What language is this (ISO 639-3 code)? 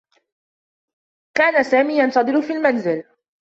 ara